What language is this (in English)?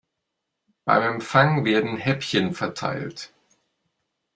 German